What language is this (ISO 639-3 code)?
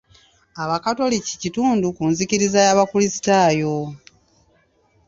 lug